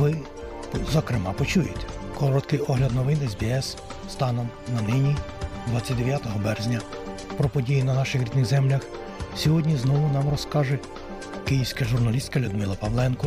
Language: Ukrainian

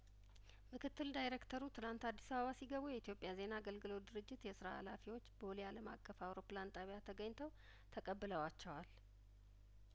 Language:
Amharic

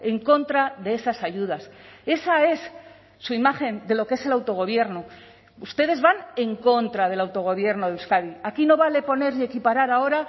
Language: Spanish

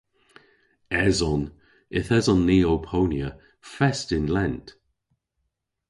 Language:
Cornish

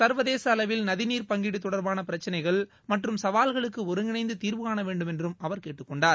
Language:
Tamil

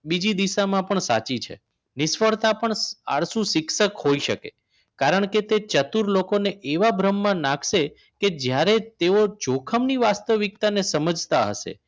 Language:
Gujarati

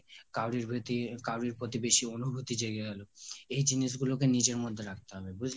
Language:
Bangla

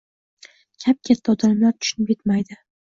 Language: Uzbek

